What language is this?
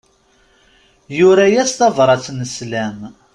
Kabyle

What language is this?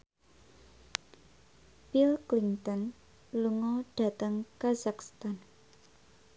Javanese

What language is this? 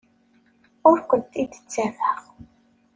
Kabyle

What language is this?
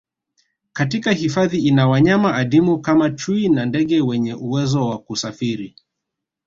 Swahili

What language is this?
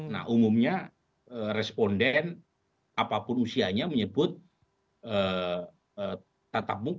Indonesian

